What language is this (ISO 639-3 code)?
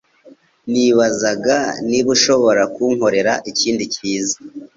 kin